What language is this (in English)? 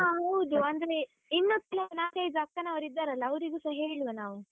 Kannada